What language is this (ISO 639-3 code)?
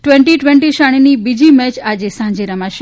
guj